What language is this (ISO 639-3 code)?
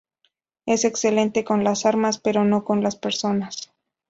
spa